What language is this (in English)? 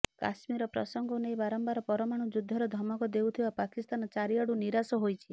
Odia